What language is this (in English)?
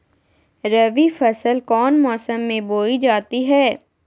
Magahi